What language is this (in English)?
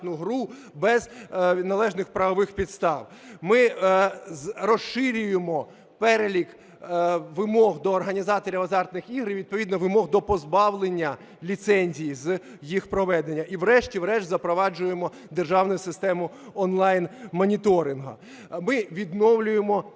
Ukrainian